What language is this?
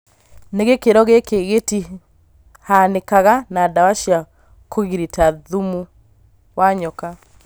Kikuyu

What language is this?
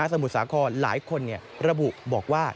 Thai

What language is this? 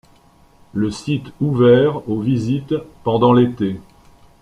French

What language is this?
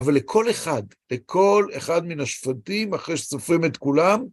Hebrew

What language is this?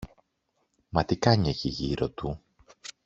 Greek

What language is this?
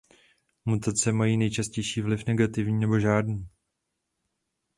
Czech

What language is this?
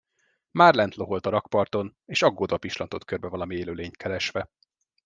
Hungarian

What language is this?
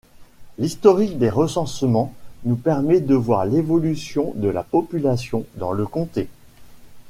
French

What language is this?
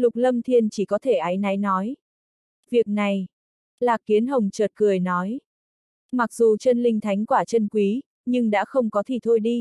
Vietnamese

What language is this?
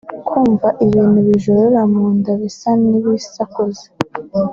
Kinyarwanda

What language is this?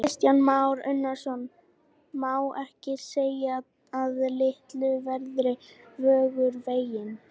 Icelandic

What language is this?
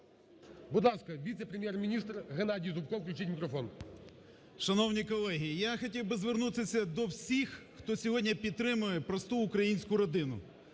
Ukrainian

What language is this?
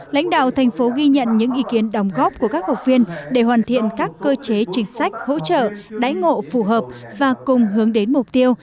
Vietnamese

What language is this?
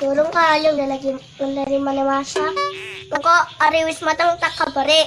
Indonesian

